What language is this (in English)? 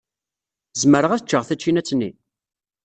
Kabyle